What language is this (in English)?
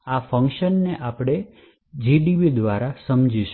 Gujarati